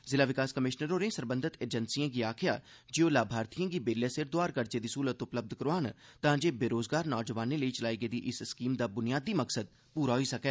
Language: Dogri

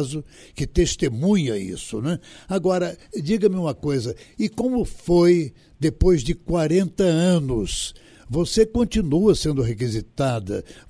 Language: Portuguese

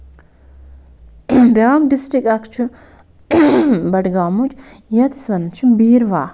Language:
Kashmiri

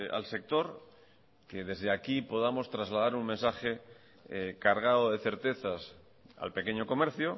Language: Spanish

